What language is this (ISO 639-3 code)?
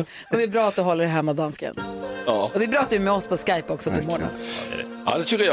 swe